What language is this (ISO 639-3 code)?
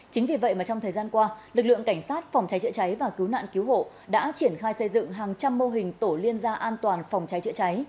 vie